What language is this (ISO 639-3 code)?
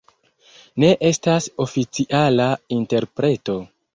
epo